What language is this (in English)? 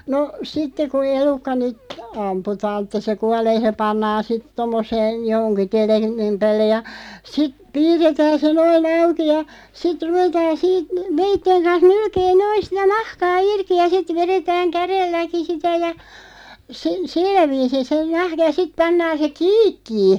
Finnish